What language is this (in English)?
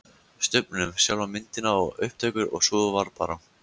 Icelandic